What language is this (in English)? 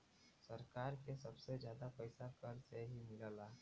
Bhojpuri